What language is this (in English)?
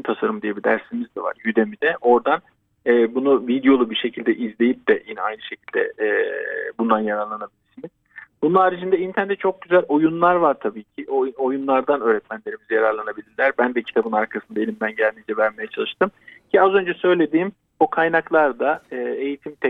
Turkish